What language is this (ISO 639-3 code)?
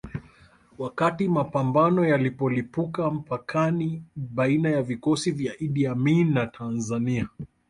swa